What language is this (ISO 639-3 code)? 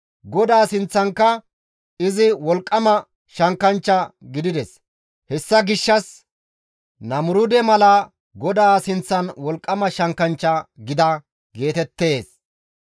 gmv